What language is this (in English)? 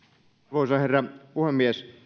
Finnish